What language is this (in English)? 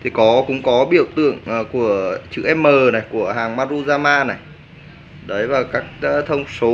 Vietnamese